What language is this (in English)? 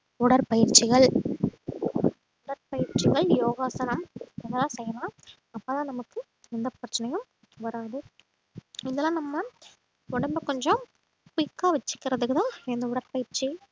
Tamil